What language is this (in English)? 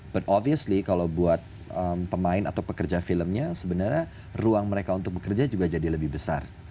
Indonesian